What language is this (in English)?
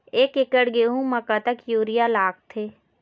Chhattisgarhi